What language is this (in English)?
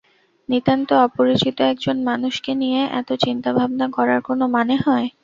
Bangla